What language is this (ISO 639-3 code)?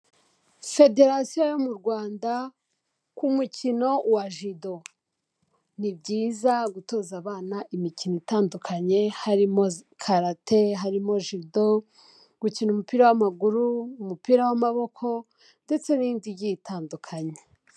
kin